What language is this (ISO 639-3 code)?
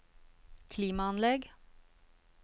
nor